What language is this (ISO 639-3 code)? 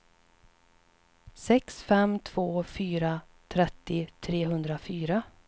swe